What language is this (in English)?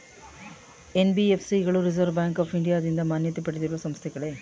Kannada